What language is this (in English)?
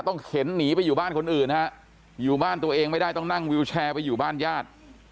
Thai